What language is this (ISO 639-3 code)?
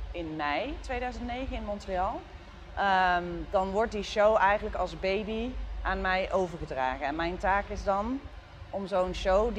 nld